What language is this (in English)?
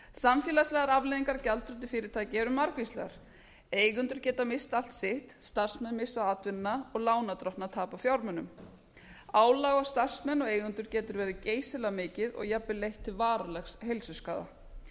Icelandic